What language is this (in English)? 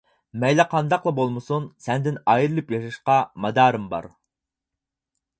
Uyghur